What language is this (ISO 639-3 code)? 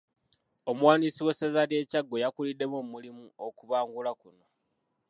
lug